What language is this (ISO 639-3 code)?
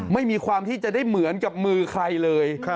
tha